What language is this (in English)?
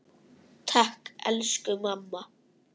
Icelandic